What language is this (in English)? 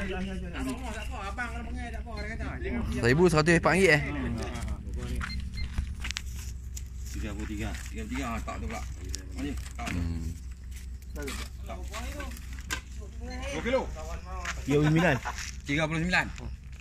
Malay